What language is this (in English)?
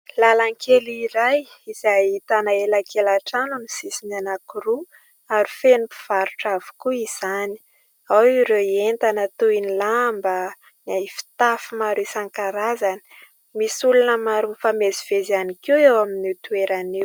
Malagasy